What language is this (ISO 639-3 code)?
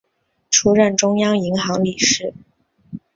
zho